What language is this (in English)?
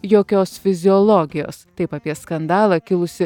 Lithuanian